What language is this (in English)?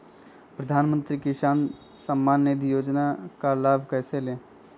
Magahi